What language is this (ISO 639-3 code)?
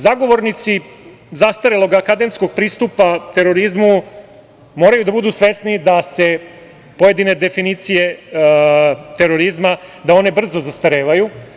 srp